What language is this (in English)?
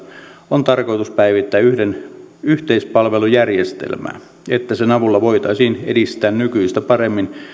Finnish